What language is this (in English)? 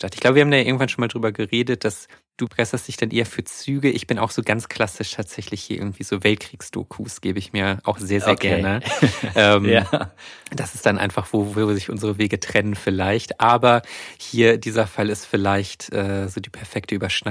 German